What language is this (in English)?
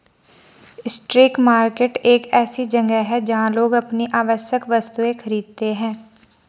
Hindi